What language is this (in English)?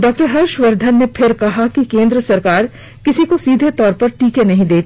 Hindi